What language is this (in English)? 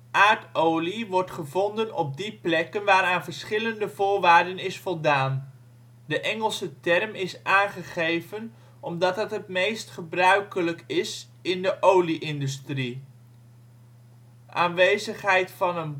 Dutch